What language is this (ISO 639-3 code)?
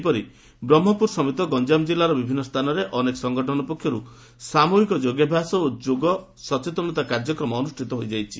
ori